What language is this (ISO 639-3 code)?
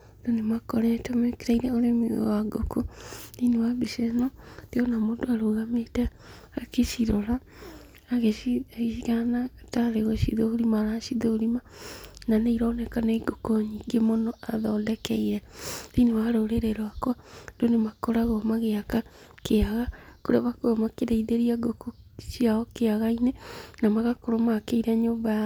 kik